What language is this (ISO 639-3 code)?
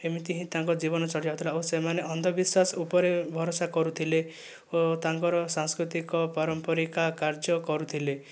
ori